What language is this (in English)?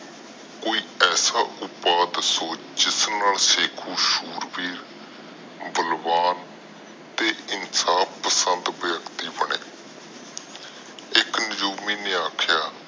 Punjabi